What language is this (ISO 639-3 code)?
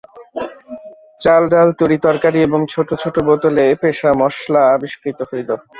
ben